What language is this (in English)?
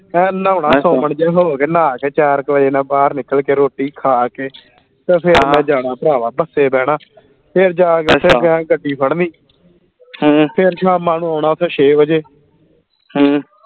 Punjabi